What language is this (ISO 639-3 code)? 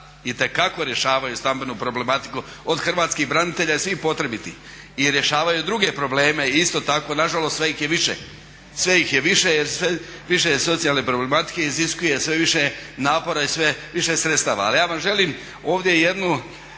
hrv